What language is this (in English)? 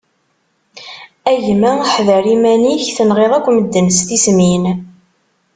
Kabyle